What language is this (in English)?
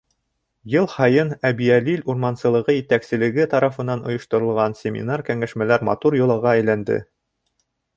Bashkir